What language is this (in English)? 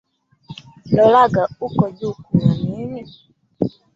Swahili